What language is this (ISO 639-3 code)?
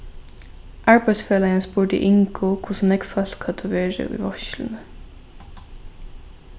fao